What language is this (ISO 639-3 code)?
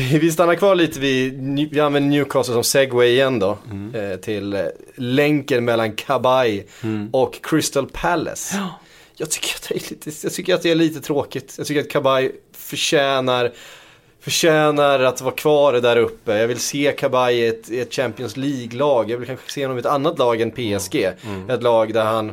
swe